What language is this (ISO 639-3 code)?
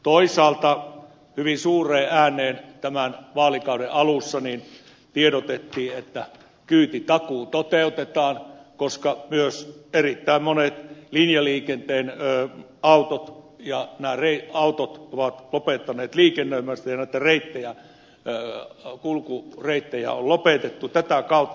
fin